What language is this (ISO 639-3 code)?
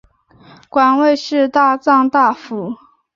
zho